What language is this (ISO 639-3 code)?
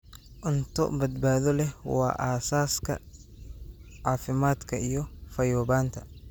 som